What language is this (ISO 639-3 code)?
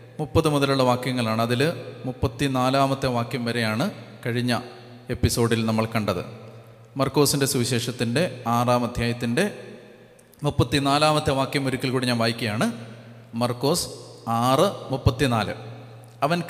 mal